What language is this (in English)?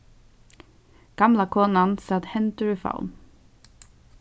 Faroese